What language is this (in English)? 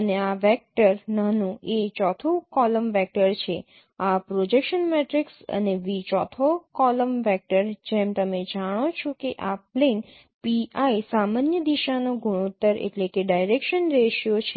Gujarati